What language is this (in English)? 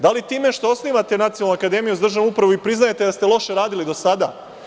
Serbian